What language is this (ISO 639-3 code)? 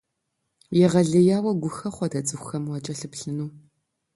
kbd